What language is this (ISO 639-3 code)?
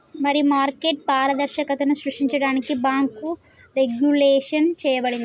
tel